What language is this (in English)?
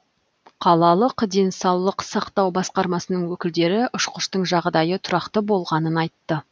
Kazakh